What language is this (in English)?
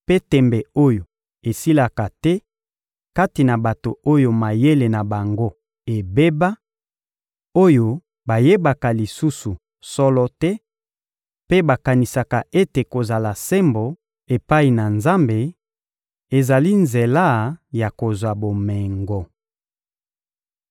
Lingala